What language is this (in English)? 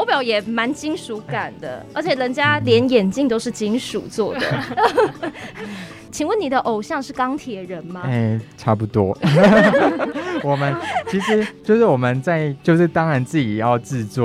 Chinese